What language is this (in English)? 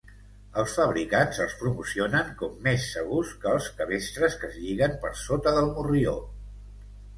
Catalan